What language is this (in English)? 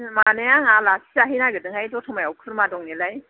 Bodo